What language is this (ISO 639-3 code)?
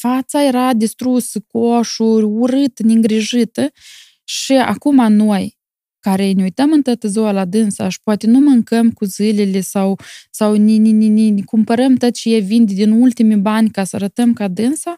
ron